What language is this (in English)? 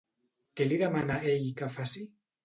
Catalan